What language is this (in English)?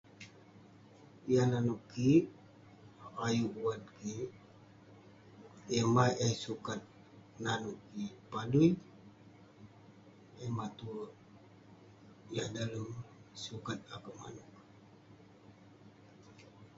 Western Penan